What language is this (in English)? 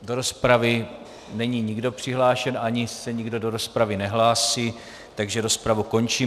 Czech